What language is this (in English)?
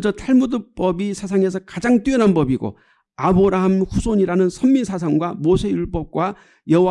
Korean